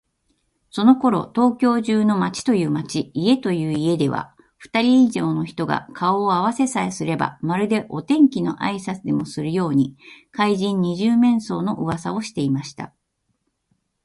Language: Japanese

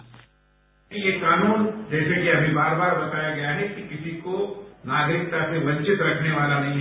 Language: Hindi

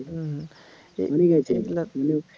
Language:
Bangla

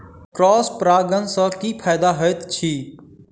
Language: Maithili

